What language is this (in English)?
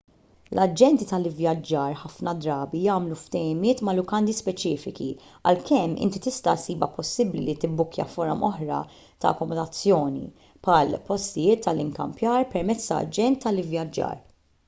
Maltese